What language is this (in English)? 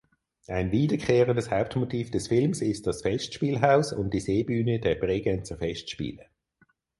German